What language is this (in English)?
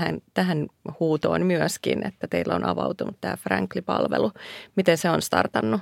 Finnish